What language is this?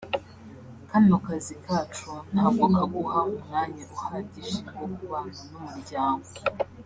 Kinyarwanda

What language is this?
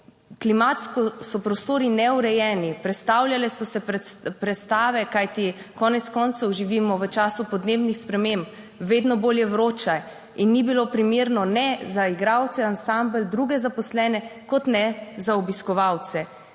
Slovenian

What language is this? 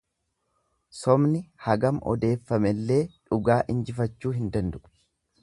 Oromo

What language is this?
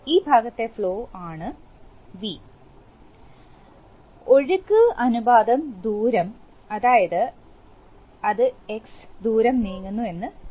Malayalam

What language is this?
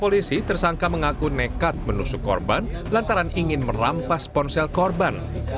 Indonesian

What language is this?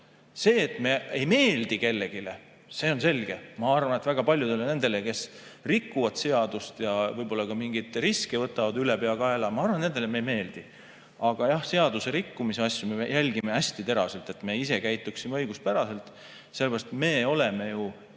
Estonian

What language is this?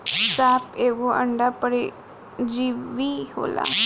Bhojpuri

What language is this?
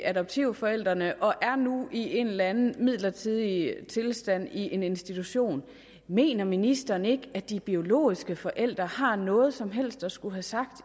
Danish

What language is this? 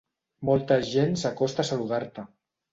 Catalan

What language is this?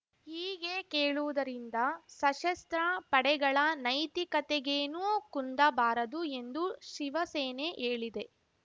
Kannada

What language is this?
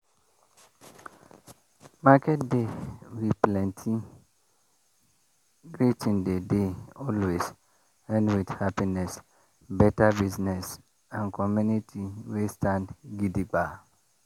Nigerian Pidgin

